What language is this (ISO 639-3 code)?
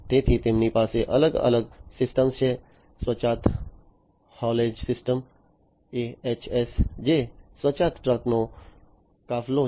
guj